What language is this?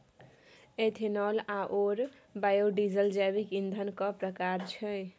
Maithili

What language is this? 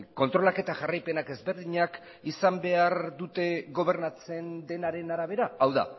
Basque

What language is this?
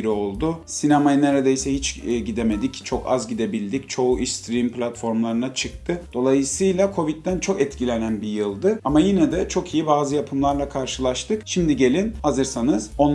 Turkish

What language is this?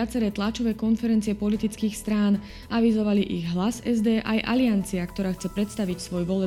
Slovak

